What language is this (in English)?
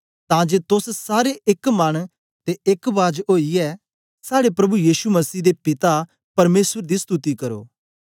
Dogri